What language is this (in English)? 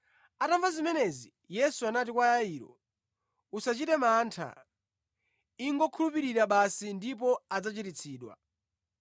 Nyanja